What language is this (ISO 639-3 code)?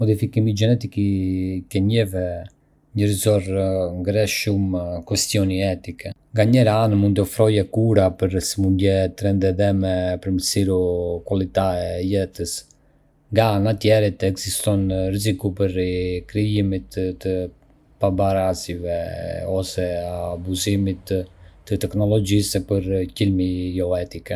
aae